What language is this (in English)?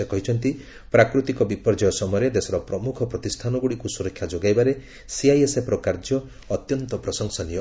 Odia